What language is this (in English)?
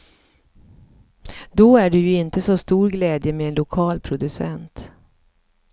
Swedish